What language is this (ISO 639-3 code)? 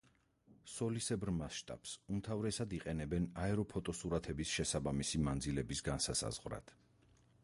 kat